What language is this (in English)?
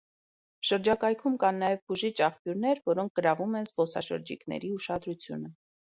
Armenian